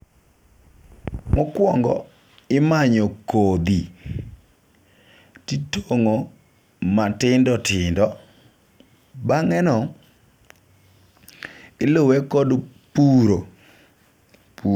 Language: Luo (Kenya and Tanzania)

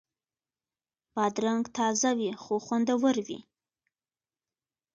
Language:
Pashto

